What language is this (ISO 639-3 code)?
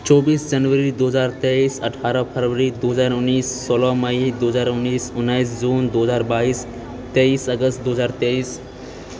mai